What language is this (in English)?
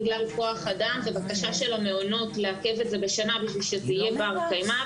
Hebrew